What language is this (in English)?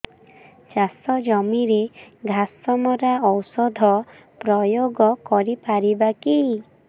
Odia